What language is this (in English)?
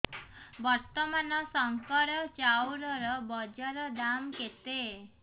Odia